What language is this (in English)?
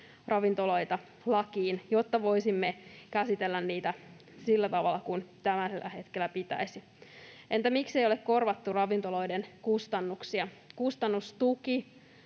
Finnish